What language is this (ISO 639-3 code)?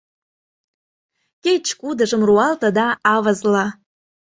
chm